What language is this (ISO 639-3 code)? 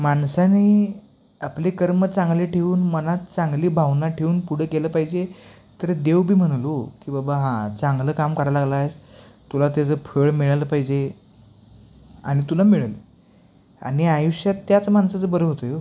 mar